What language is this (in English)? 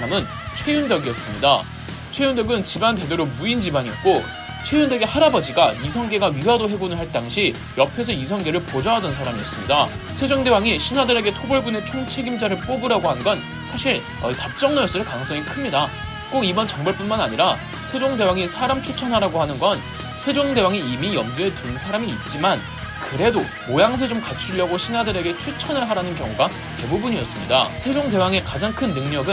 Korean